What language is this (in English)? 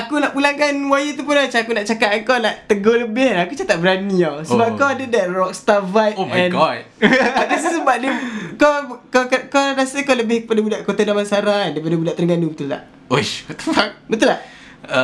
Malay